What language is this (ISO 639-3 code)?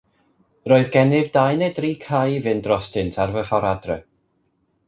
cym